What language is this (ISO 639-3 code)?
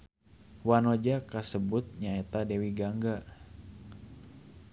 sun